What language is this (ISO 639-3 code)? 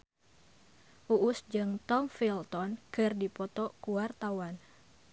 sun